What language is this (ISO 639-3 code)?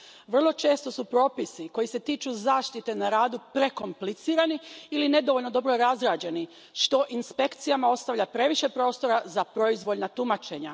hrv